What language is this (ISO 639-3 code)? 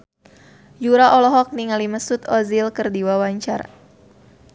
sun